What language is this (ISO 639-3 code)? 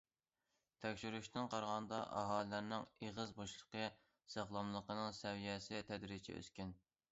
uig